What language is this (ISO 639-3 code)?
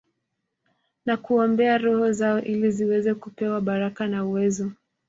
swa